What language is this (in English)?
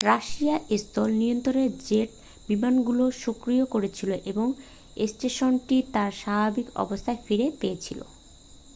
Bangla